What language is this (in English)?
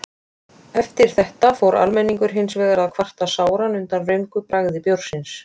Icelandic